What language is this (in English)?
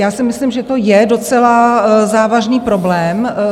Czech